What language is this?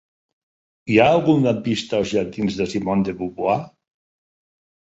Catalan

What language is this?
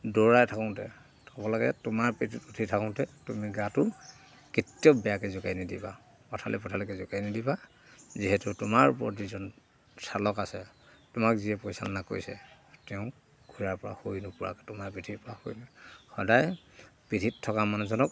Assamese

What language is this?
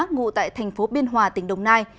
Vietnamese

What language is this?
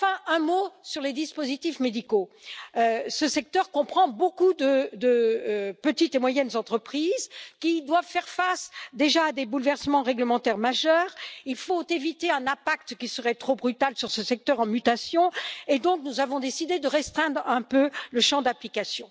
French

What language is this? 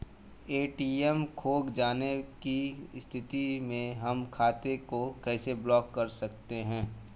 Bhojpuri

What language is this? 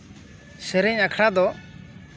Santali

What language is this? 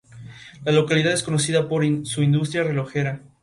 Spanish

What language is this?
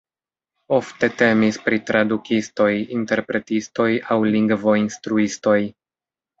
Esperanto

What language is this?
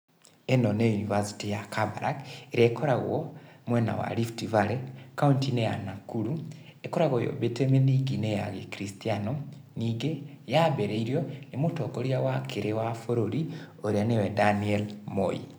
Kikuyu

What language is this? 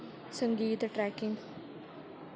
Dogri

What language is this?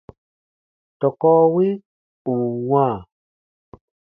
Baatonum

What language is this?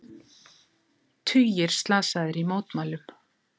Icelandic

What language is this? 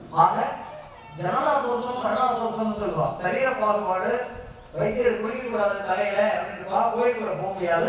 Tamil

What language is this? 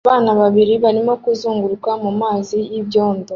Kinyarwanda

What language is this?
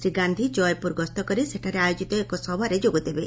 Odia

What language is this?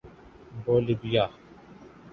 Urdu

